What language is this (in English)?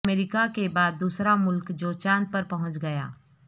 Urdu